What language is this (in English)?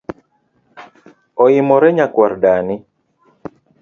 Luo (Kenya and Tanzania)